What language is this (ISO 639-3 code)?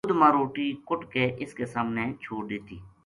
gju